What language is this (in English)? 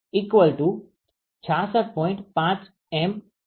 Gujarati